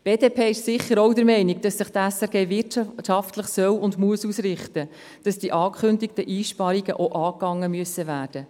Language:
Swiss German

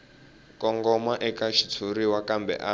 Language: Tsonga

